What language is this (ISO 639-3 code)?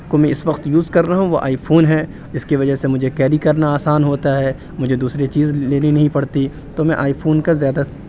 urd